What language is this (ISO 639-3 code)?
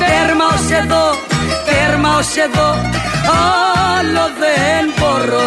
ell